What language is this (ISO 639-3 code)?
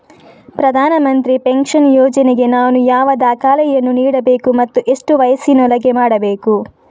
kan